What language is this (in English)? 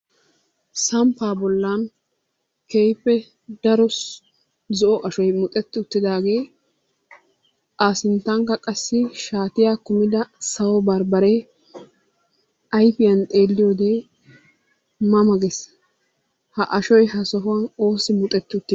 Wolaytta